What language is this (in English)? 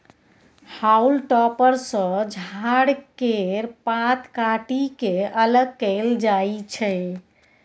Maithili